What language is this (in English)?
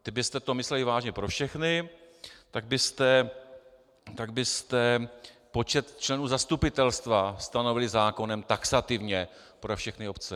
Czech